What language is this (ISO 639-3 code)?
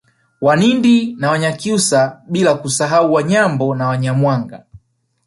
swa